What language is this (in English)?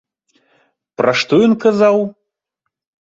Belarusian